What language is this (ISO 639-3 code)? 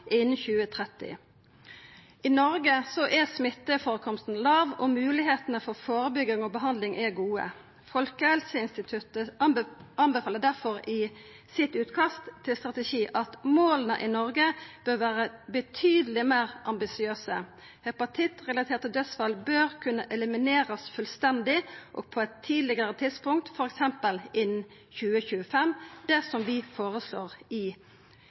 nno